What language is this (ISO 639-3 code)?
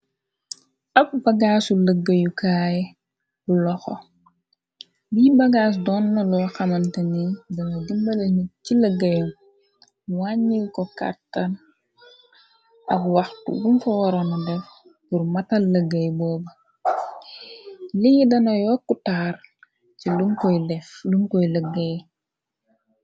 wol